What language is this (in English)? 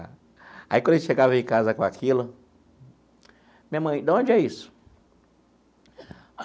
Portuguese